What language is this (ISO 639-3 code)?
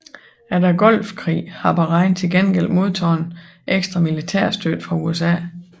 dan